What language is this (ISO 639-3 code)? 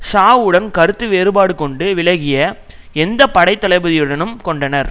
tam